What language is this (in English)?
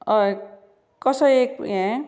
Konkani